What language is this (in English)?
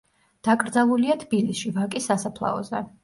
Georgian